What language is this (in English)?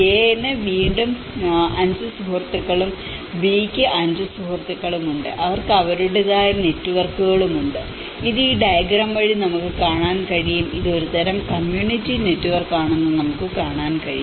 Malayalam